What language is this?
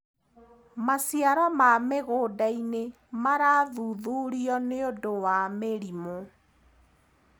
Kikuyu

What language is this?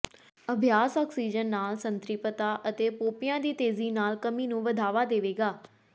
Punjabi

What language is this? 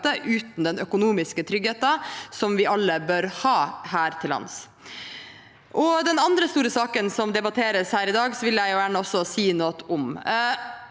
Norwegian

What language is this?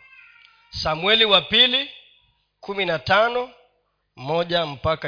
Swahili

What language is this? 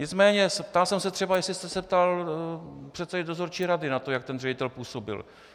Czech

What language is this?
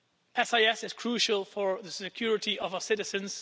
English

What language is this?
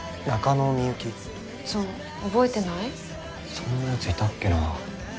Japanese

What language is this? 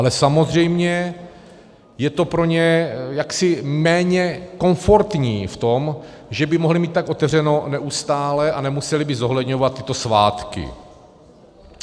Czech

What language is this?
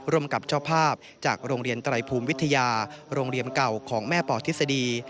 Thai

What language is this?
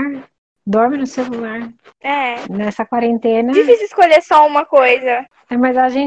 Portuguese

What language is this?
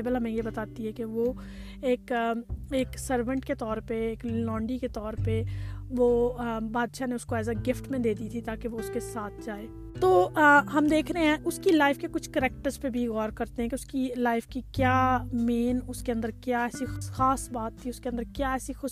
Urdu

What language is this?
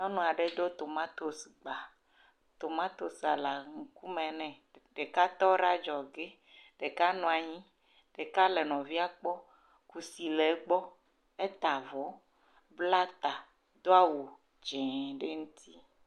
Ewe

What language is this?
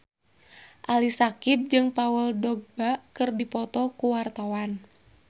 Sundanese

